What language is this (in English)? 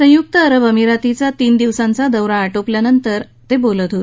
Marathi